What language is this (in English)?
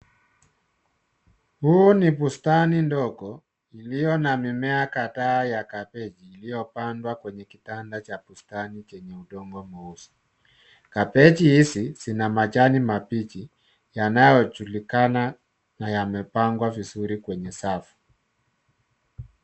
Swahili